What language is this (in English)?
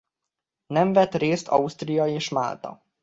Hungarian